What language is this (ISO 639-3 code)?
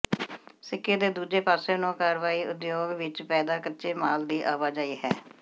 pan